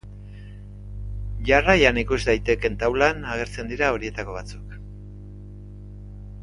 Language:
Basque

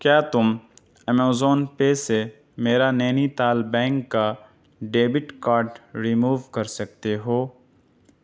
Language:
Urdu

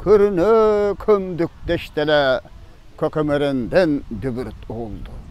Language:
Turkish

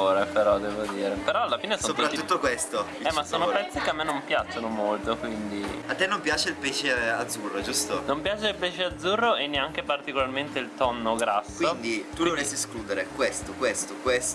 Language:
Italian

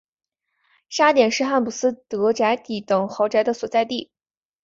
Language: Chinese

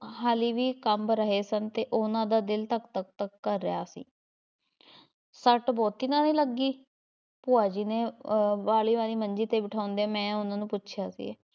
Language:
Punjabi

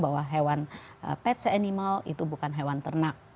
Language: Indonesian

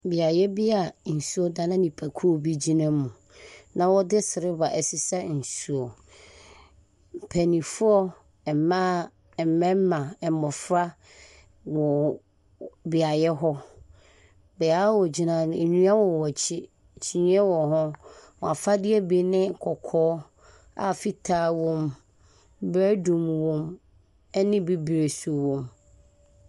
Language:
Akan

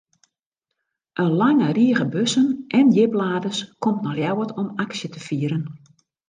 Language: Western Frisian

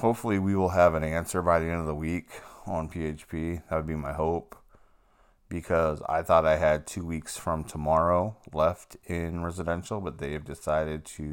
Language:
English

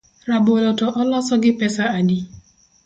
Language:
Luo (Kenya and Tanzania)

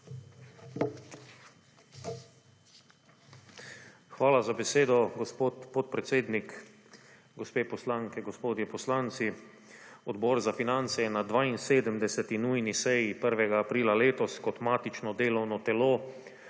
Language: Slovenian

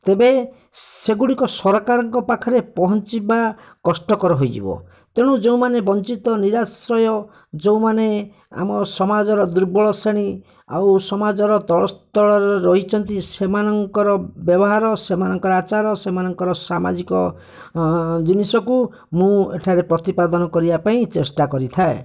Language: Odia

